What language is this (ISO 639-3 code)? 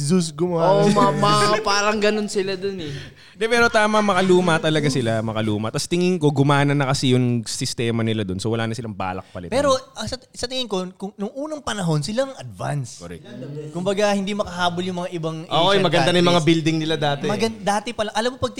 fil